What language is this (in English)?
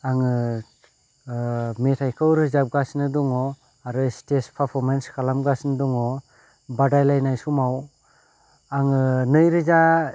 Bodo